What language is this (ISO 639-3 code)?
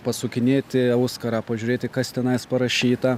lit